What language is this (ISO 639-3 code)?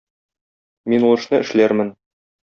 tat